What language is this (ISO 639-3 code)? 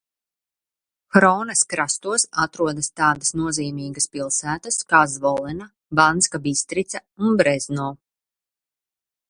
lav